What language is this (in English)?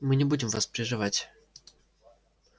Russian